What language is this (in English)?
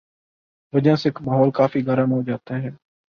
Urdu